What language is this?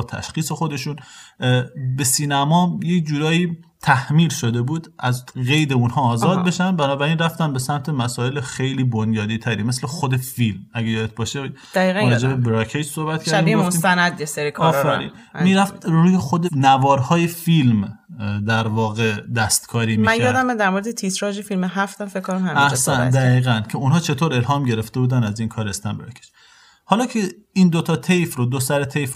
Persian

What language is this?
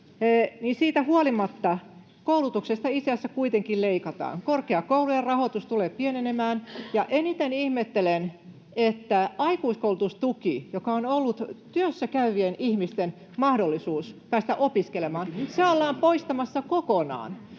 Finnish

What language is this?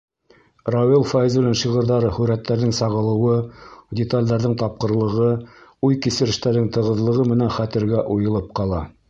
Bashkir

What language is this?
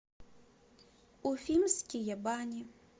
Russian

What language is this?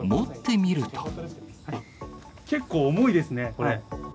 Japanese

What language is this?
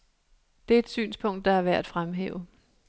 Danish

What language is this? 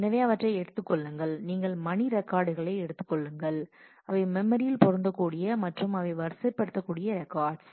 Tamil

